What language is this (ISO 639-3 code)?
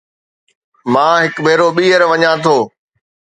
snd